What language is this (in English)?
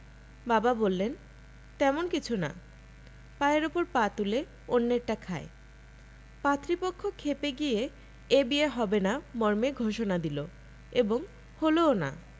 Bangla